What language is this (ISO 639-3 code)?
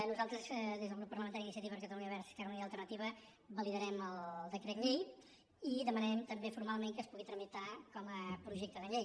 cat